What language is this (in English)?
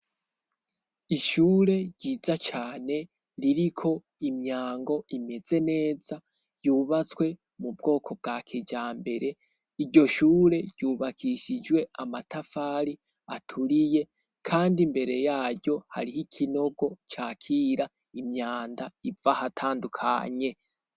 Rundi